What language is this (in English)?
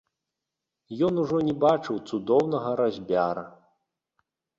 Belarusian